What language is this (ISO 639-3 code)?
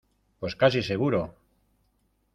spa